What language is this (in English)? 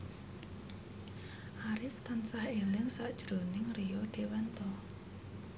Javanese